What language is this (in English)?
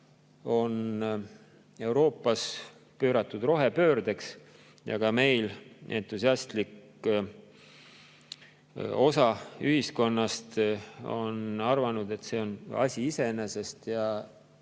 Estonian